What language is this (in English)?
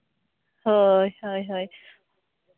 Santali